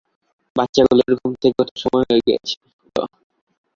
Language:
Bangla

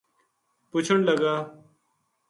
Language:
Gujari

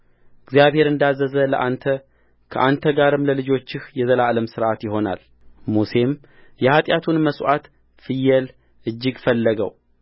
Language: Amharic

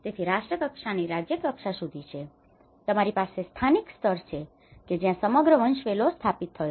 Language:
Gujarati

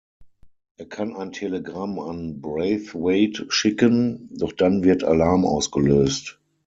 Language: German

